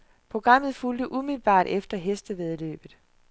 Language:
Danish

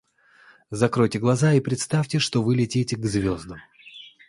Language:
Russian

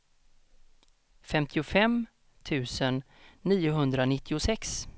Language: Swedish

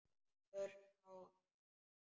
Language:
Icelandic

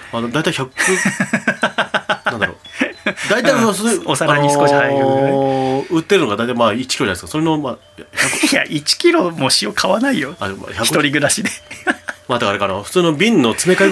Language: Japanese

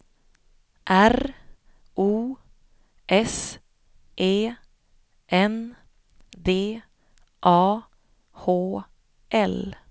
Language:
Swedish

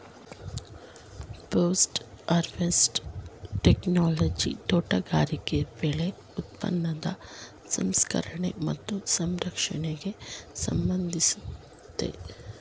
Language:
Kannada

